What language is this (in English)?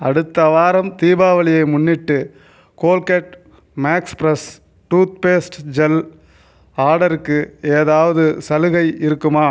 Tamil